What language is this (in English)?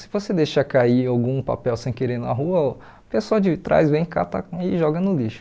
Portuguese